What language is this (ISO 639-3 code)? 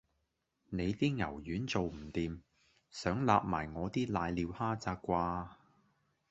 yue